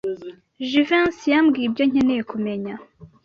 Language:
Kinyarwanda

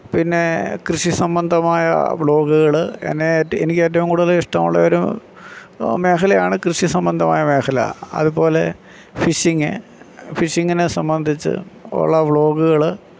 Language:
Malayalam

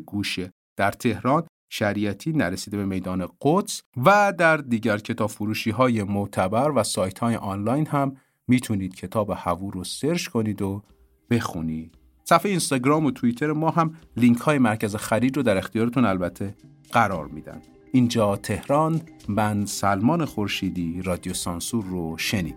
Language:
Persian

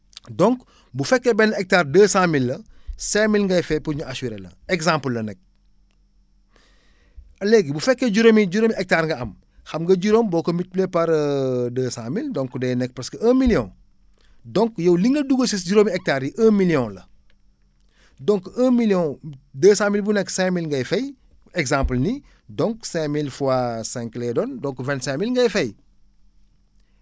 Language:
Wolof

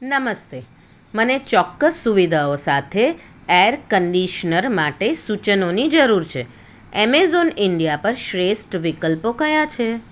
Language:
Gujarati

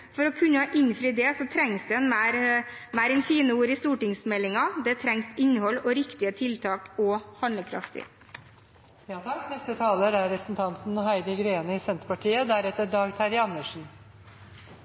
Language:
Norwegian Bokmål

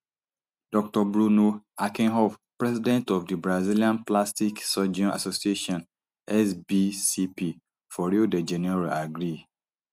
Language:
Nigerian Pidgin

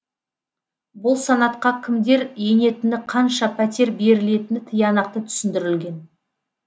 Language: Kazakh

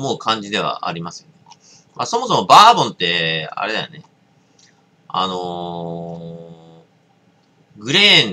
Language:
Japanese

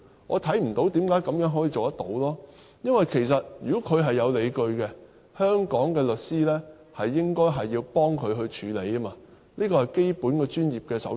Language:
Cantonese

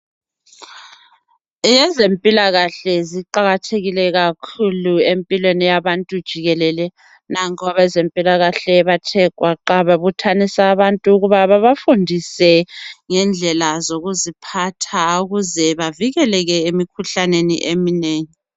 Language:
North Ndebele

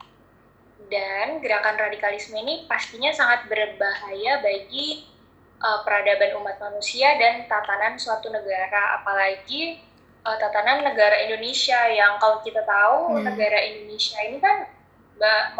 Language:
Indonesian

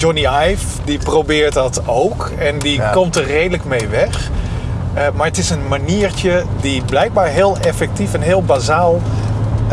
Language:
Dutch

